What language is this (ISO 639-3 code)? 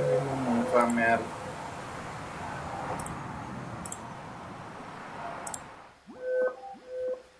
ron